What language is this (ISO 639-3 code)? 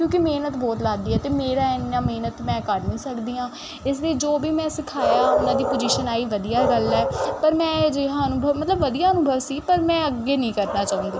pan